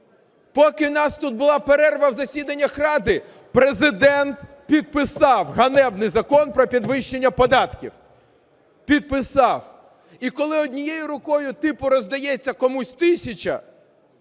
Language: Ukrainian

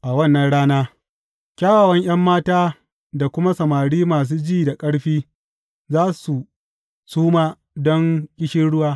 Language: Hausa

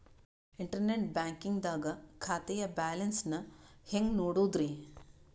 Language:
Kannada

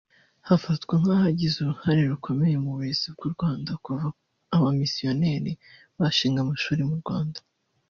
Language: Kinyarwanda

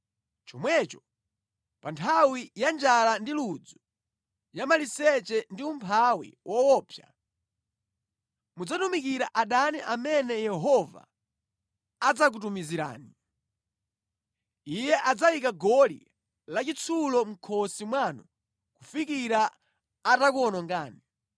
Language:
Nyanja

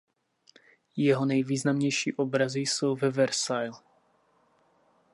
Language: Czech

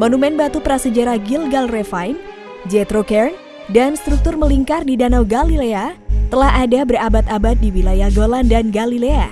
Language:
Indonesian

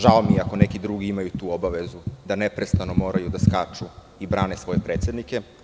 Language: Serbian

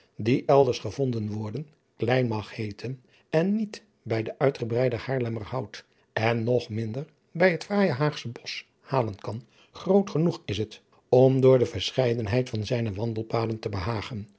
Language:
Dutch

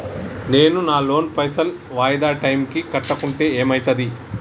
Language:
Telugu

